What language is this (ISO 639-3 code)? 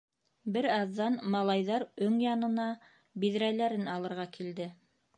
bak